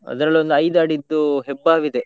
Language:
Kannada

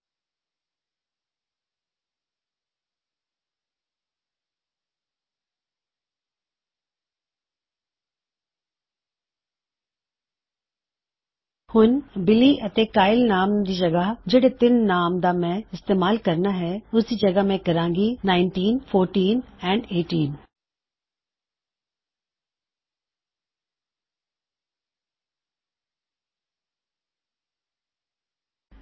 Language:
Punjabi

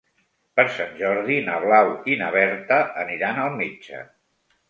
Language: Catalan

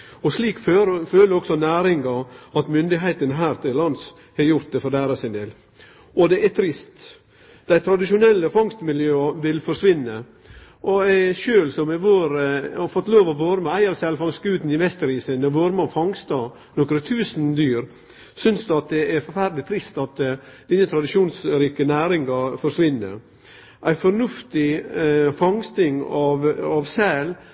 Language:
Norwegian Nynorsk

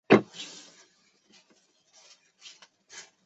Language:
Chinese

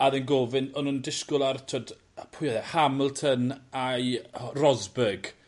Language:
Welsh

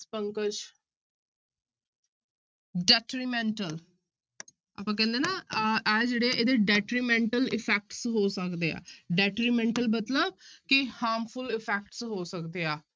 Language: Punjabi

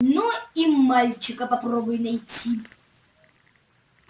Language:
Russian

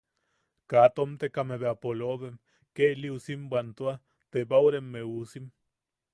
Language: Yaqui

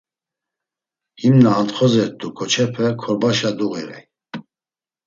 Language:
Laz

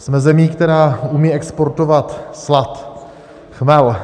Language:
Czech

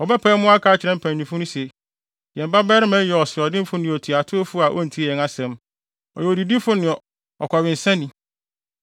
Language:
Akan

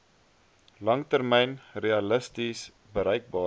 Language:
Afrikaans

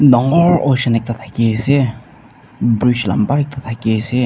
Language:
Naga Pidgin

